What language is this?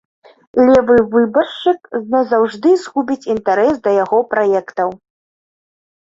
Belarusian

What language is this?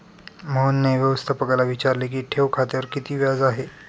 Marathi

